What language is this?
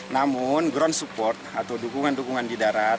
Indonesian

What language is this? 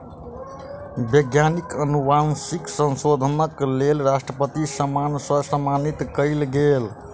Maithili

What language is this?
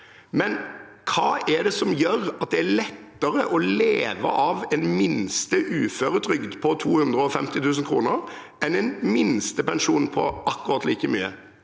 Norwegian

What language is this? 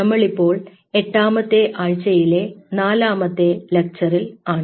Malayalam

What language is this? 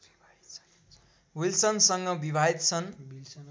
Nepali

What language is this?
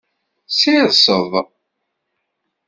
Kabyle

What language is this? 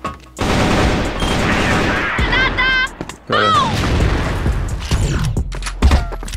Portuguese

